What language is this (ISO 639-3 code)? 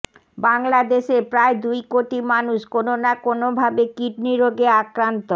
ben